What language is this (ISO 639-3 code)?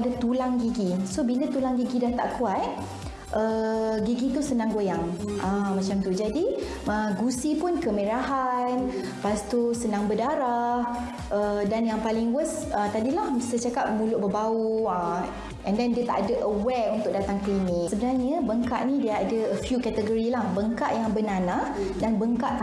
msa